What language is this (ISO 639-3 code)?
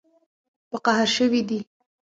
pus